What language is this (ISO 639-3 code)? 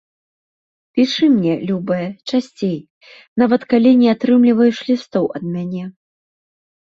bel